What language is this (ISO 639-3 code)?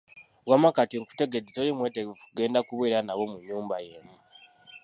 lug